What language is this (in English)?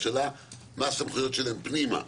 Hebrew